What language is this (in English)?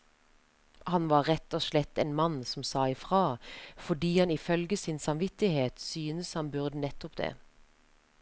Norwegian